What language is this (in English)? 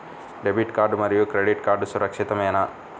Telugu